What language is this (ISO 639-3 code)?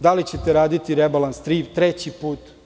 srp